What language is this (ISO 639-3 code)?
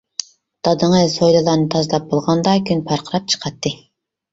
uig